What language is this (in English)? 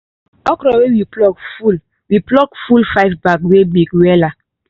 Nigerian Pidgin